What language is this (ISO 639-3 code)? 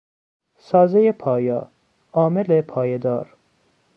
fas